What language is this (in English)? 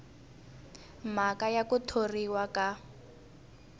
Tsonga